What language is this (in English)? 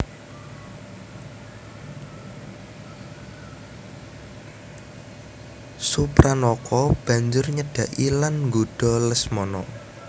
Javanese